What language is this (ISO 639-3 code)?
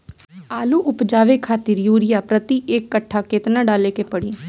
bho